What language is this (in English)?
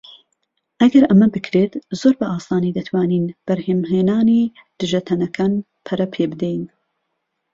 Central Kurdish